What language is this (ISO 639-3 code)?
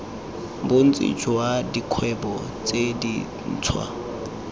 tsn